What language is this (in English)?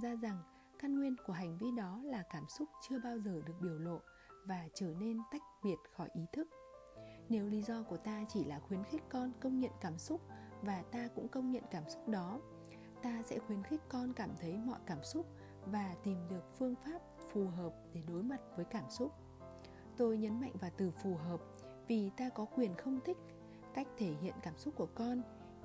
Vietnamese